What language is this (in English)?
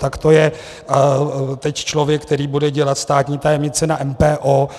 Czech